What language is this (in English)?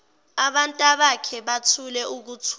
Zulu